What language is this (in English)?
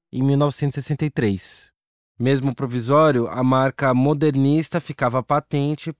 Portuguese